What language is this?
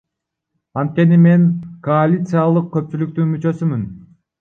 Kyrgyz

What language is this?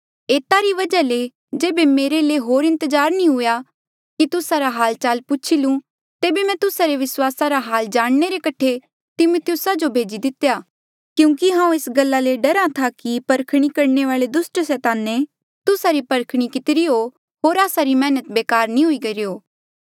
Mandeali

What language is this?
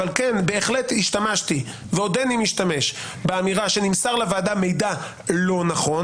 Hebrew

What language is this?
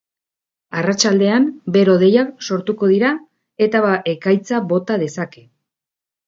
Basque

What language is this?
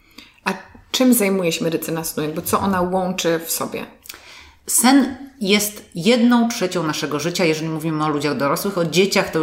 Polish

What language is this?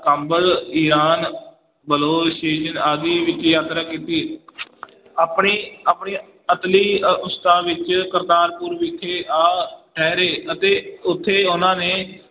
Punjabi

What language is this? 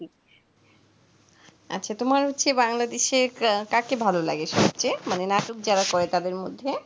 Bangla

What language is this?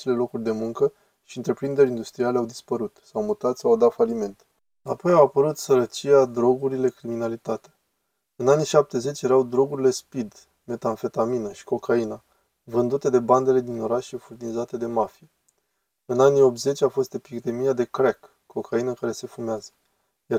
Romanian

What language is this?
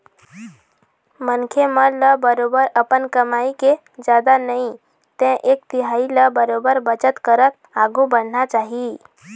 Chhattisgarhi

